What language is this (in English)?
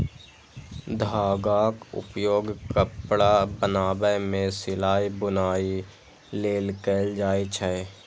Maithili